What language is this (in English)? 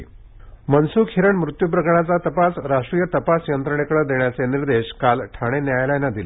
Marathi